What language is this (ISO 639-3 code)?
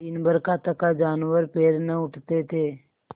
hin